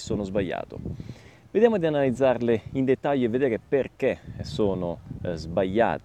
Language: Italian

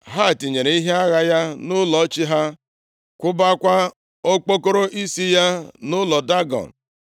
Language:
Igbo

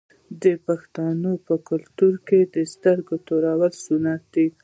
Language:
Pashto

